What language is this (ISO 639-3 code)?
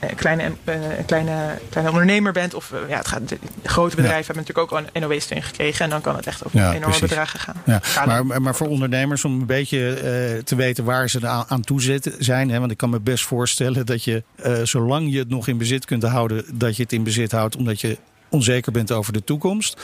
nld